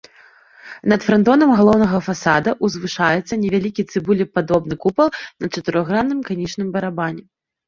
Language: Belarusian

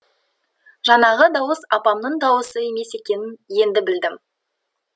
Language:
Kazakh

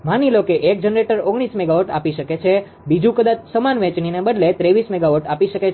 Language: Gujarati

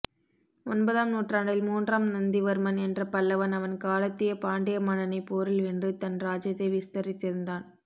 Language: Tamil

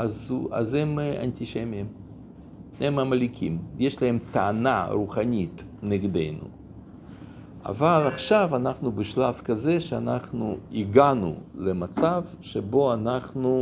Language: Hebrew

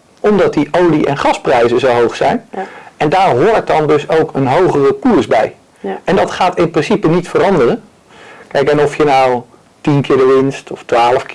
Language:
Dutch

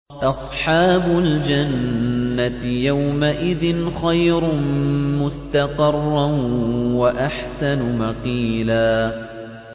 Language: Arabic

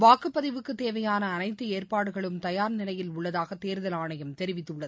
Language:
Tamil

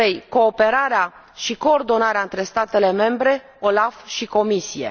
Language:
Romanian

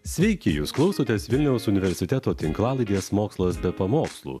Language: Lithuanian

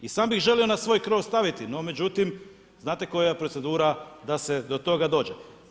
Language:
Croatian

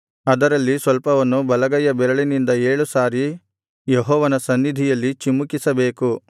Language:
Kannada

